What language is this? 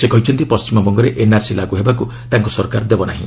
Odia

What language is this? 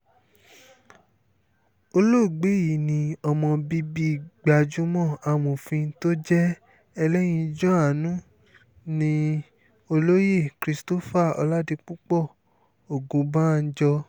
Yoruba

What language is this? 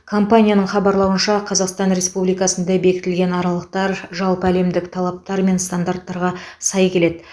Kazakh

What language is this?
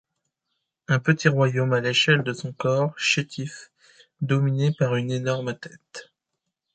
French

